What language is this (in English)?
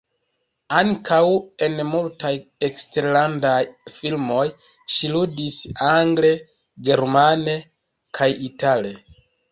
Esperanto